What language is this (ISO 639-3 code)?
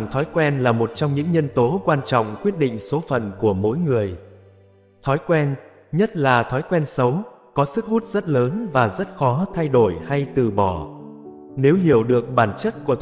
vie